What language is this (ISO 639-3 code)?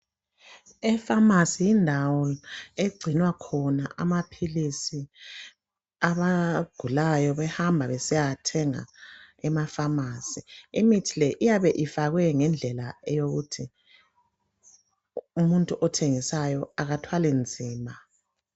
nde